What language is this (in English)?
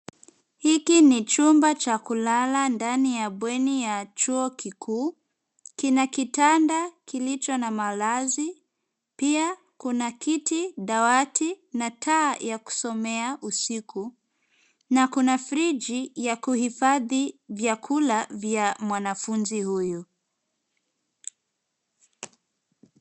Swahili